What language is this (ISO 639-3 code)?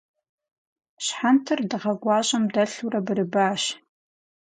kbd